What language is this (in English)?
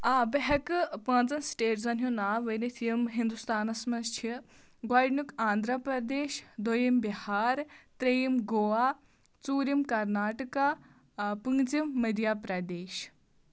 Kashmiri